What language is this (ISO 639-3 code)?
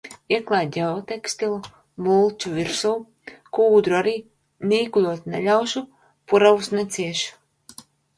lav